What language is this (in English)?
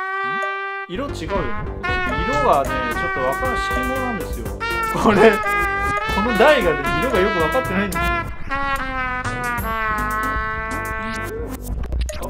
Japanese